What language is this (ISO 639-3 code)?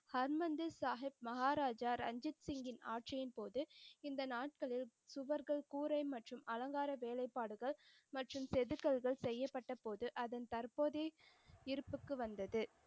tam